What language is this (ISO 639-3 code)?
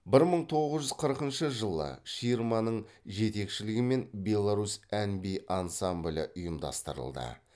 kaz